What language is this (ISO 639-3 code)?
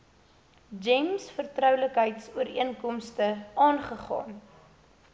afr